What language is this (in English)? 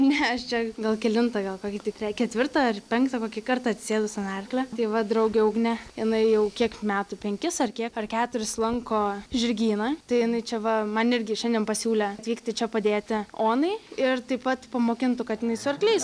Lithuanian